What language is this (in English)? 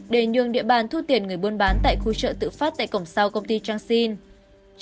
Vietnamese